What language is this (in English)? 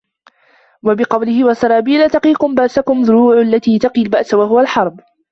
Arabic